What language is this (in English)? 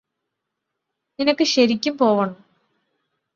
Malayalam